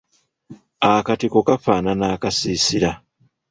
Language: Ganda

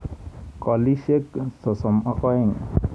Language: Kalenjin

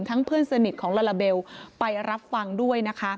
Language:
Thai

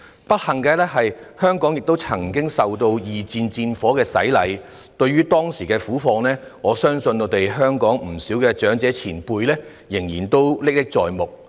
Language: Cantonese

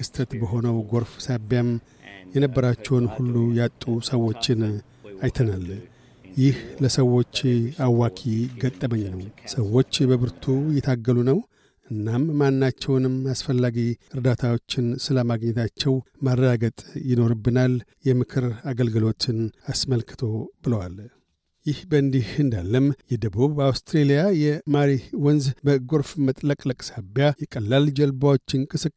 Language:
Amharic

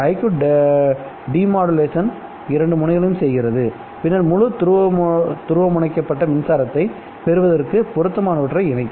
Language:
Tamil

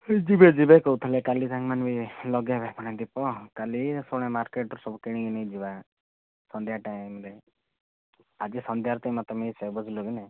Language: Odia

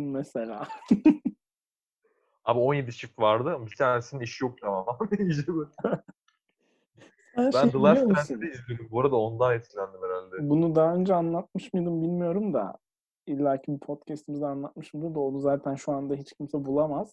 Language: Turkish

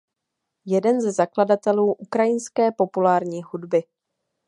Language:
Czech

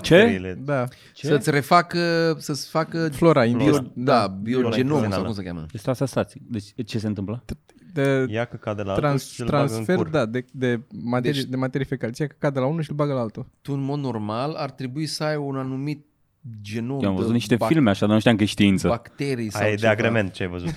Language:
Romanian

